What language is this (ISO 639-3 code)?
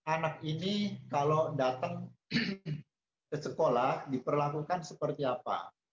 ind